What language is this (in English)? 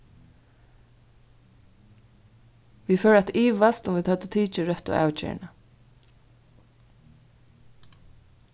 Faroese